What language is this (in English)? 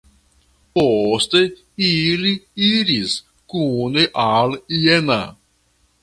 Esperanto